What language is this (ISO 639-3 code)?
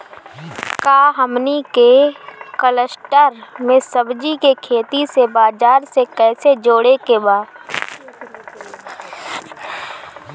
bho